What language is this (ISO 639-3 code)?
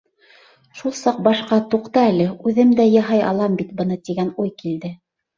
bak